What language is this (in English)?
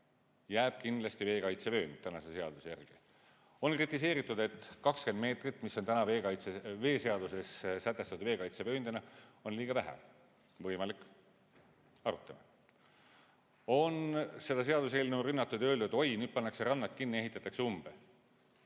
Estonian